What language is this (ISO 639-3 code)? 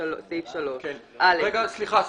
heb